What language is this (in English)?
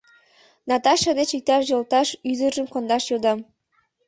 Mari